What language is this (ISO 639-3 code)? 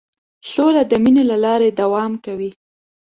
pus